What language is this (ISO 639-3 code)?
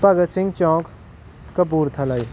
pan